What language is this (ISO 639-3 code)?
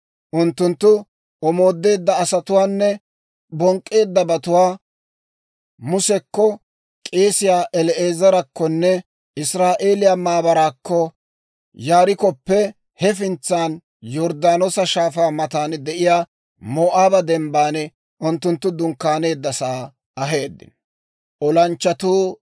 dwr